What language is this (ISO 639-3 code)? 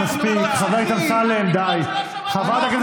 heb